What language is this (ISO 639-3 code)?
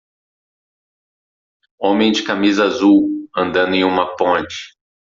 por